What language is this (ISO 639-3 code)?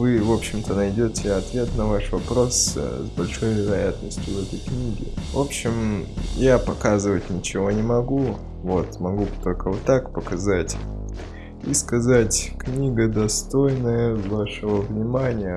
rus